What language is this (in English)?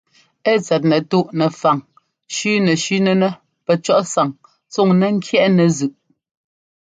Ngomba